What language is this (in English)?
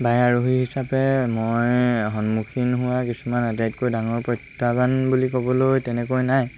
Assamese